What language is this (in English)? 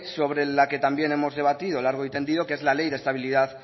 Spanish